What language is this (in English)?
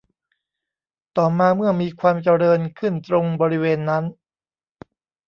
Thai